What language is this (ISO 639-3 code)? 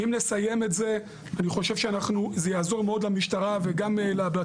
heb